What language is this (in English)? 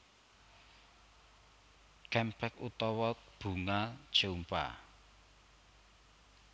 Javanese